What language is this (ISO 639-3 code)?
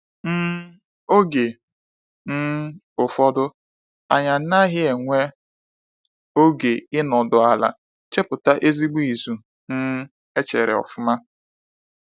ibo